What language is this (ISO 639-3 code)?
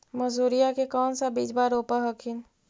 mag